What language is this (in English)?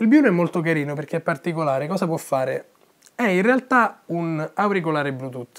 Italian